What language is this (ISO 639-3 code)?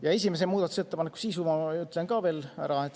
est